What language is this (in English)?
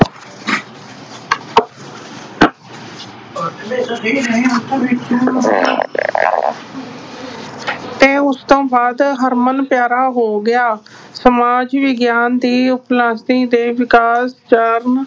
Punjabi